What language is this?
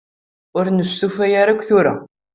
Kabyle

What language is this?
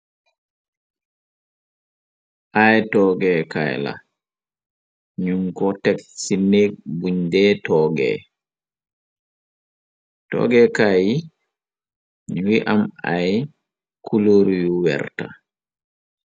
Wolof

